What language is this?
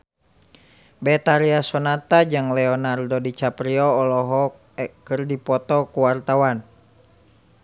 Sundanese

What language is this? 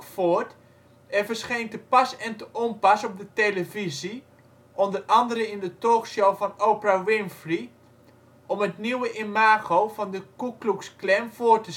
Dutch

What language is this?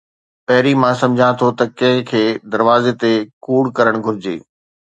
Sindhi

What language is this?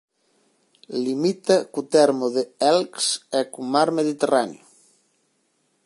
Galician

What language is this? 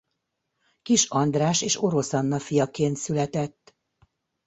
Hungarian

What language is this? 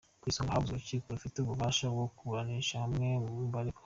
Kinyarwanda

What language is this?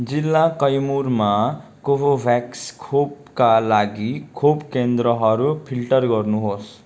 Nepali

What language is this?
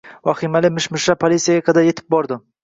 Uzbek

